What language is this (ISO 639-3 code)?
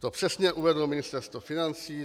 ces